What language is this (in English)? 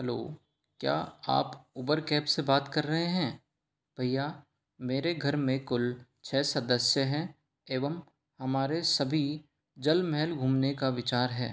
Hindi